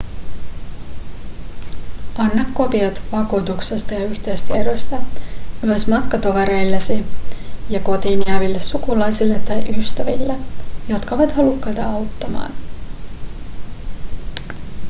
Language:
Finnish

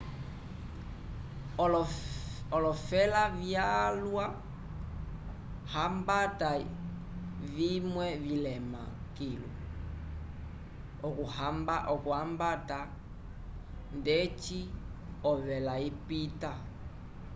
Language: Umbundu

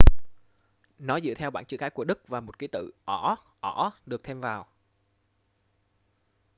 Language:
Vietnamese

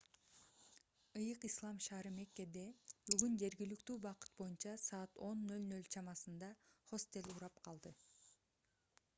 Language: Kyrgyz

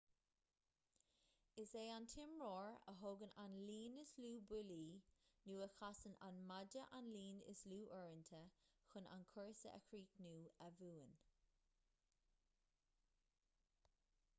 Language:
Irish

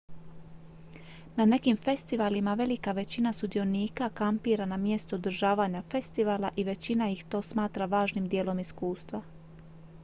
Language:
Croatian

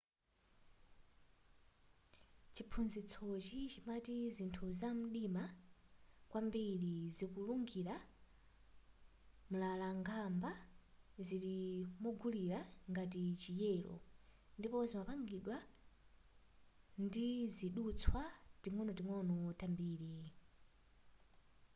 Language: Nyanja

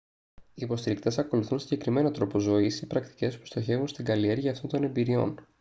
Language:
Greek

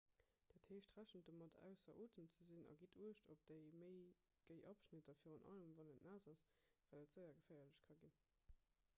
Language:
Luxembourgish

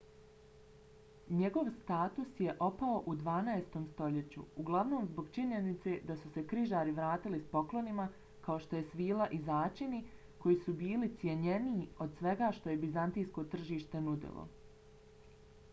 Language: Bosnian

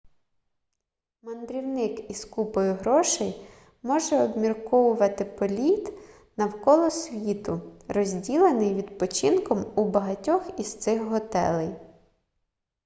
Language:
Ukrainian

